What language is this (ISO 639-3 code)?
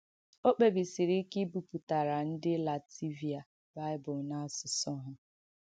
ibo